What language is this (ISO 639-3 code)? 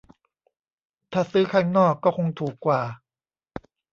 tha